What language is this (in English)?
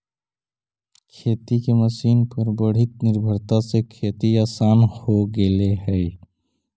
Magahi